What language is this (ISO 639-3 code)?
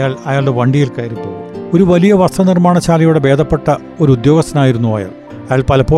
mal